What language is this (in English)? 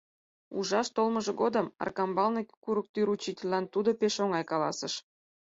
Mari